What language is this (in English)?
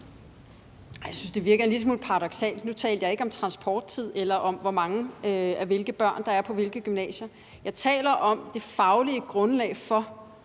Danish